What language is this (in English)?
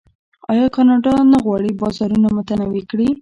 Pashto